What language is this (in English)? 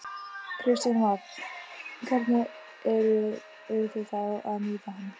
Icelandic